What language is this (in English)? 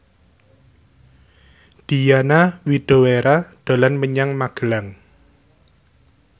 Javanese